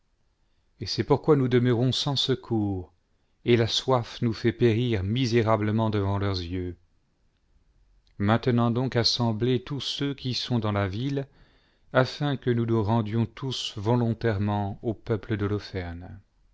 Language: French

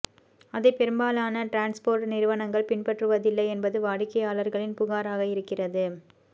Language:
Tamil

